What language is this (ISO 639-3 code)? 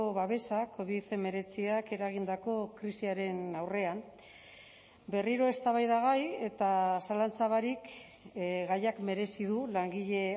eus